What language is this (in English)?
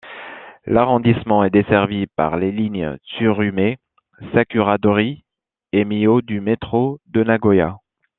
French